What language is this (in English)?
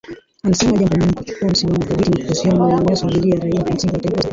Swahili